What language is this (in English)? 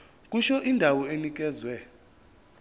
Zulu